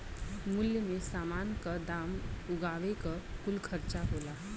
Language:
Bhojpuri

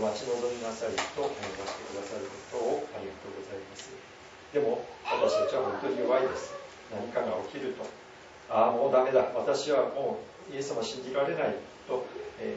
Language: Japanese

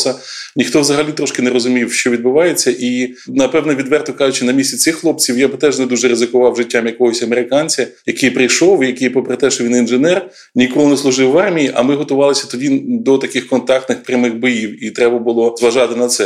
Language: Ukrainian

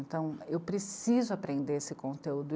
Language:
Portuguese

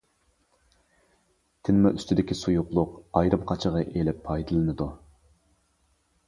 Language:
Uyghur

